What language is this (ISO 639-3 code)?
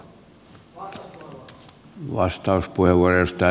fin